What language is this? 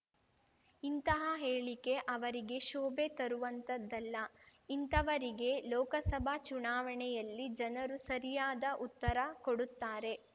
Kannada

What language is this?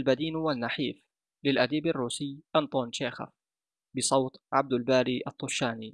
Arabic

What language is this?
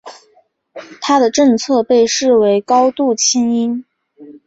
Chinese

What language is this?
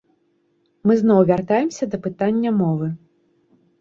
Belarusian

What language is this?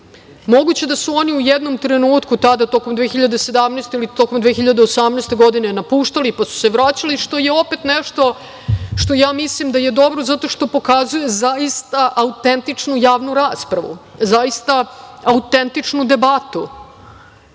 Serbian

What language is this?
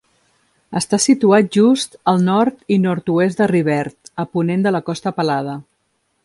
Catalan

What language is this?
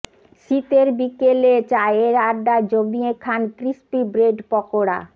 Bangla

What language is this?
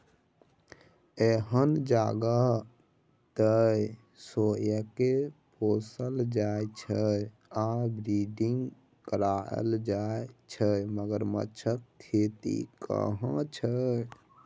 Maithili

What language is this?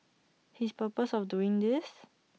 English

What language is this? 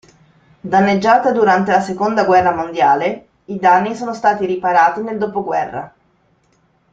Italian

